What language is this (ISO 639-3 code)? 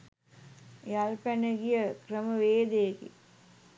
sin